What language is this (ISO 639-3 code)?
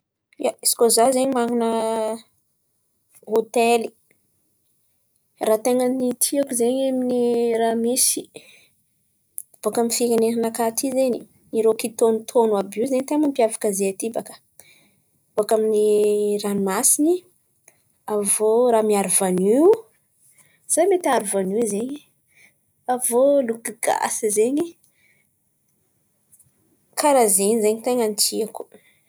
xmv